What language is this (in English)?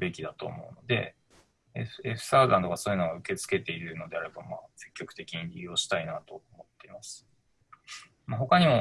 Japanese